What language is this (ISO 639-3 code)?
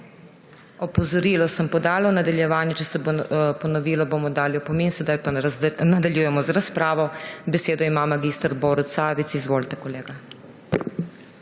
slv